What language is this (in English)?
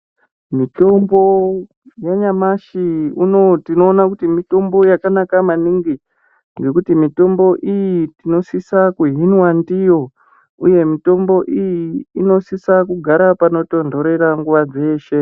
Ndau